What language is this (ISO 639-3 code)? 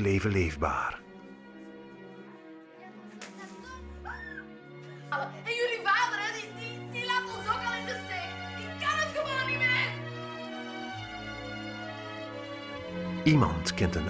nld